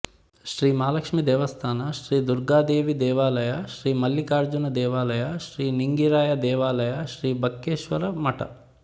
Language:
Kannada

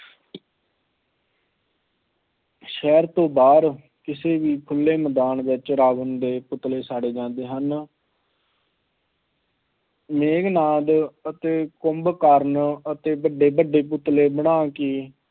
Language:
Punjabi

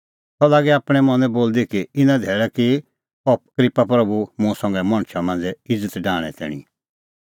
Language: Kullu Pahari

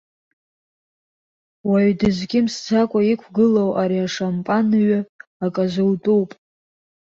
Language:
Abkhazian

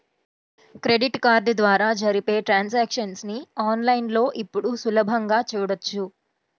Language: Telugu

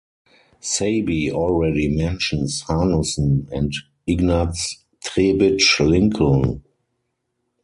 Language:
English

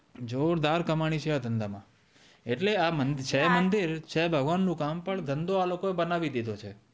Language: Gujarati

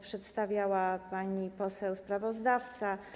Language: Polish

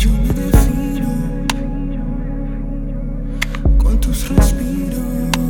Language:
English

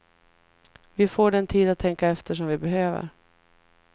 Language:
Swedish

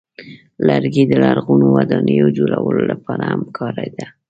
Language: Pashto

